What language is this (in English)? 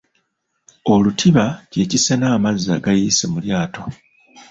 Ganda